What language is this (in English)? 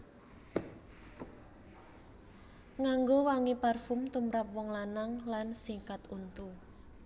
Javanese